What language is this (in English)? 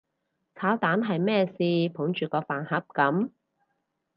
Cantonese